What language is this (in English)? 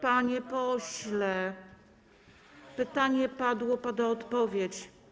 Polish